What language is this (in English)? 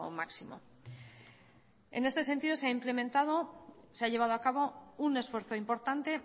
Spanish